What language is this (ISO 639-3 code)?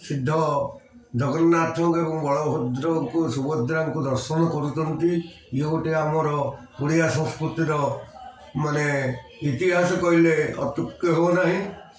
ori